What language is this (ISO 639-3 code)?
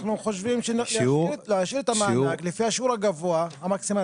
heb